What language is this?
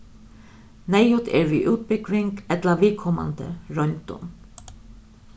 Faroese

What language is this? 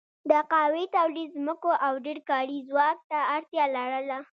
Pashto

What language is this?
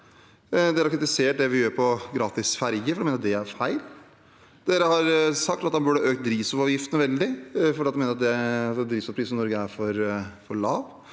Norwegian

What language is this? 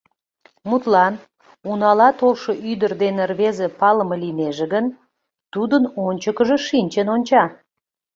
Mari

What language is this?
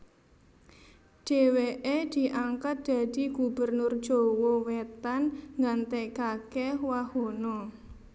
Javanese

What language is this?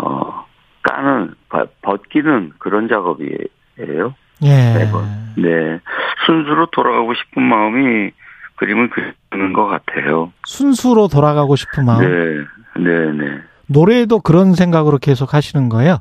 Korean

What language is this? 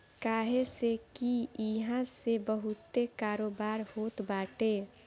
Bhojpuri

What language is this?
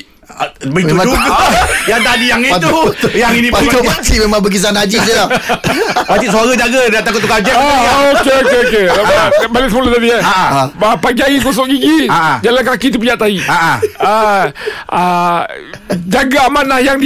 Malay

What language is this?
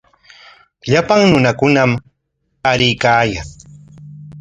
Corongo Ancash Quechua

